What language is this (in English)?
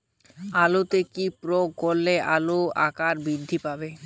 Bangla